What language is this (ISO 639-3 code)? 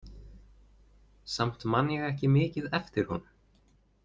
isl